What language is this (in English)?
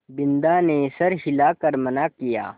Hindi